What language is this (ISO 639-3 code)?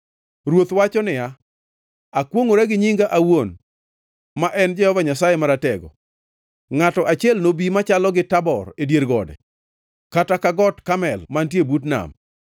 luo